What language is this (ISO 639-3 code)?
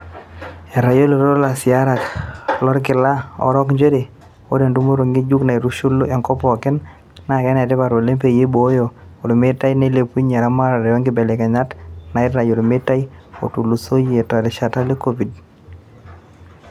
mas